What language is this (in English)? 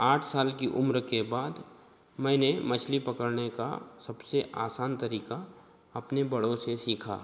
Hindi